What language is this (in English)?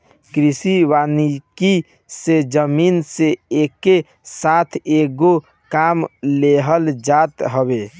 Bhojpuri